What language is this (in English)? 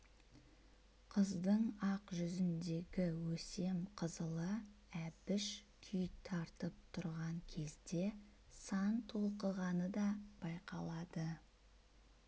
Kazakh